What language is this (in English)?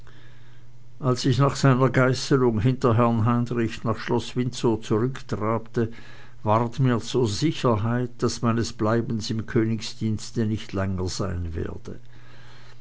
German